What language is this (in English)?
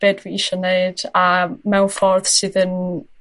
Welsh